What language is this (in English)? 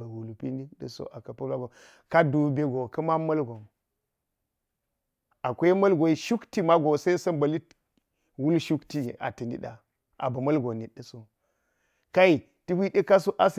Geji